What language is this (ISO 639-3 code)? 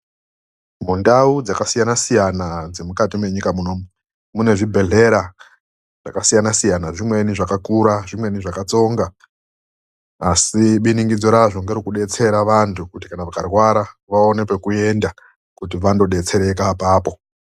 ndc